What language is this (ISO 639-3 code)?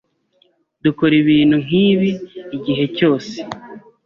kin